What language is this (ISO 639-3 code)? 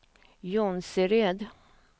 swe